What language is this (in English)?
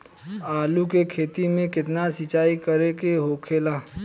Bhojpuri